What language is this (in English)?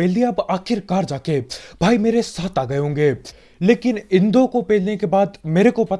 Hindi